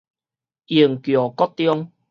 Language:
Min Nan Chinese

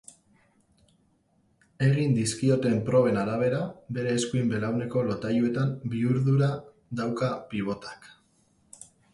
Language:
Basque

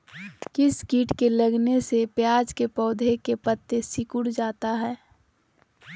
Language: Magahi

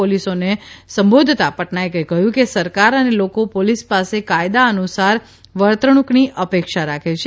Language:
Gujarati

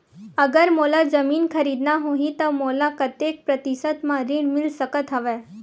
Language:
Chhattisgarhi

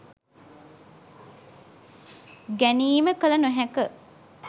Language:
Sinhala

